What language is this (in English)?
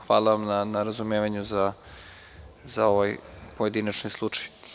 Serbian